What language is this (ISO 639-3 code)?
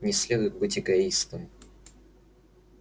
rus